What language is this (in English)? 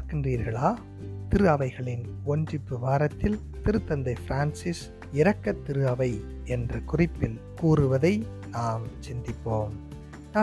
Tamil